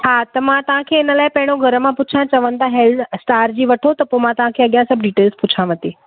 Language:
Sindhi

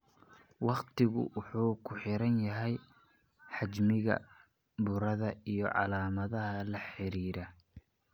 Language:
Somali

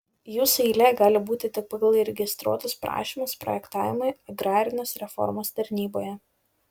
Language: Lithuanian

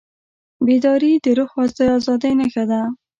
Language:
Pashto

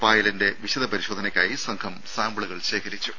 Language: Malayalam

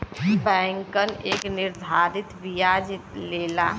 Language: Bhojpuri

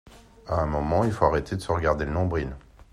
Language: French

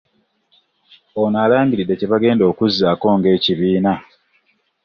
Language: Ganda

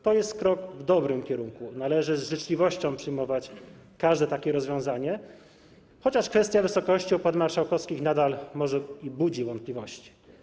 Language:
Polish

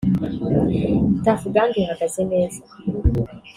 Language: Kinyarwanda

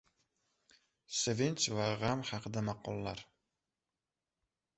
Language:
Uzbek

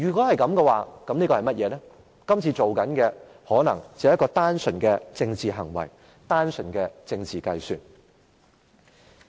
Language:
Cantonese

